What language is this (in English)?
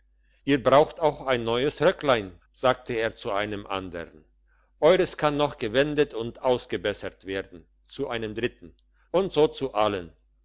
German